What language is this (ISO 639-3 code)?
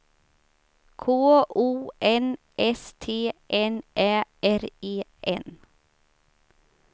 swe